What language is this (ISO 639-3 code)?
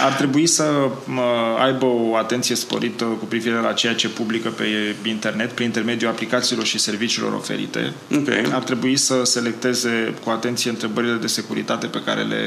ron